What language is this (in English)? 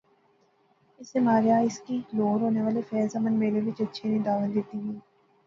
Pahari-Potwari